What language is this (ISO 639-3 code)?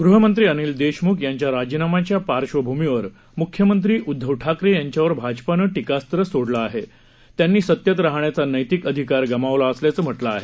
mar